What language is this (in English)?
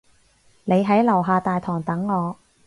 Cantonese